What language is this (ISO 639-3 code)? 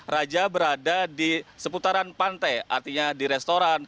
ind